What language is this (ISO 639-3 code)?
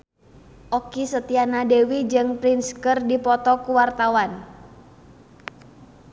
sun